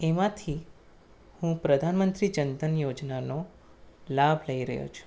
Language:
Gujarati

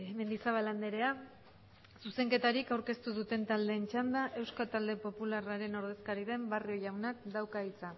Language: Basque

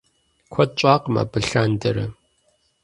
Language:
Kabardian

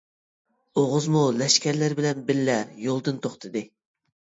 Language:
Uyghur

